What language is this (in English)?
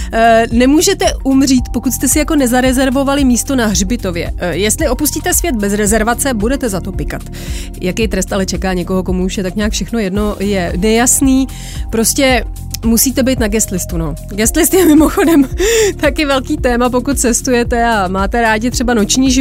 Czech